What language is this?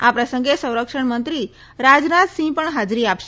Gujarati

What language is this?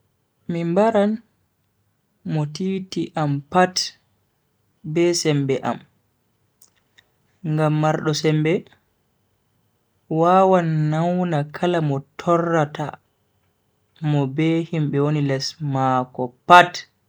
Bagirmi Fulfulde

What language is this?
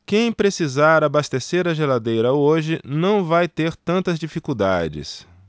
Portuguese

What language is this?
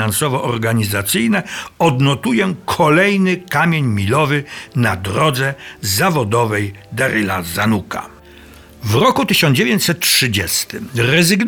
Polish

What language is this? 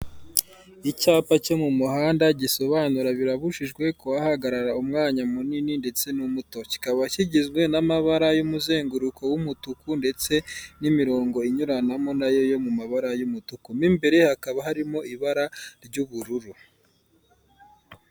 Kinyarwanda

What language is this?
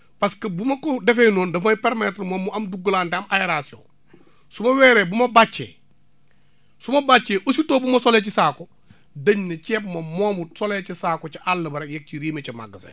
Wolof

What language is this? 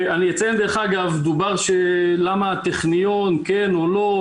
Hebrew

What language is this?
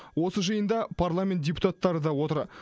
Kazakh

